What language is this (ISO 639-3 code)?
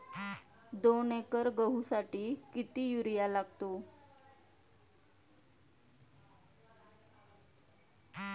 mar